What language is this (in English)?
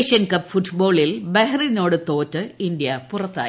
Malayalam